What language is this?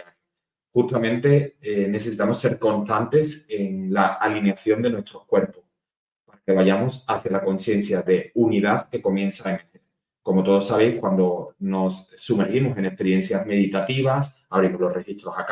Spanish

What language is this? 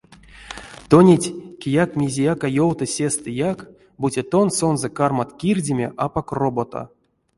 Erzya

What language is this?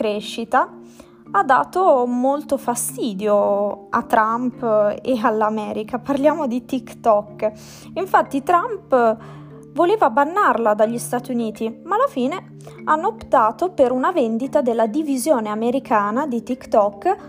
Italian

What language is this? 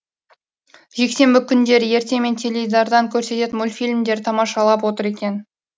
Kazakh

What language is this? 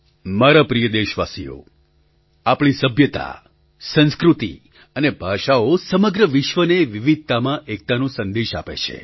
Gujarati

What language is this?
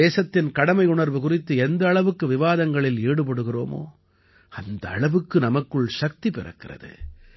Tamil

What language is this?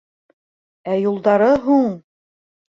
Bashkir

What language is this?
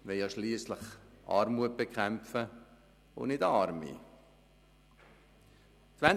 Swiss German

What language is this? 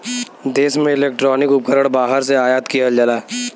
Bhojpuri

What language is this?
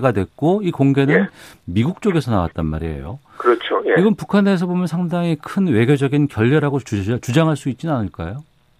Korean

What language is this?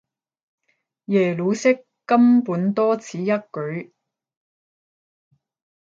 Cantonese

